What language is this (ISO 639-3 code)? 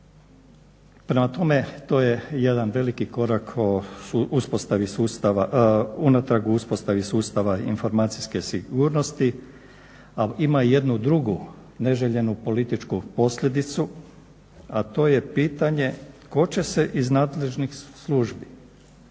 hrv